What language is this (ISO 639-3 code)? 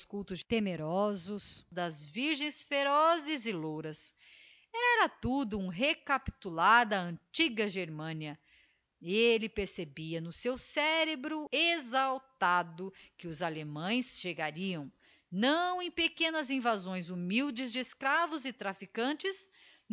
por